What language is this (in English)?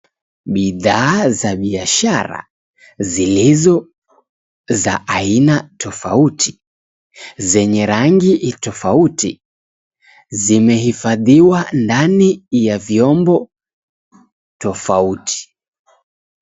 Swahili